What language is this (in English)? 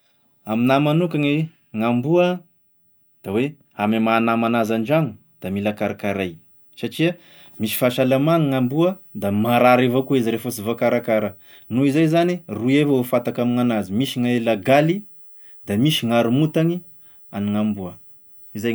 Tesaka Malagasy